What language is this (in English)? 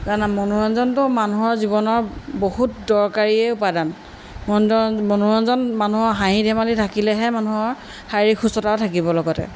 Assamese